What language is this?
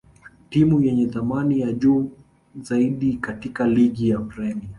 Swahili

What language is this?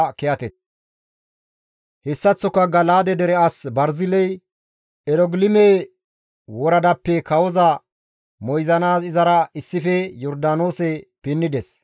Gamo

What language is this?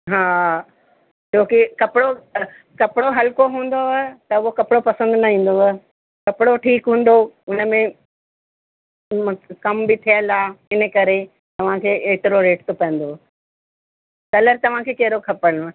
Sindhi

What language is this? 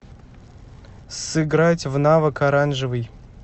Russian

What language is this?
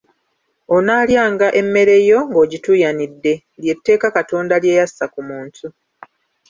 Ganda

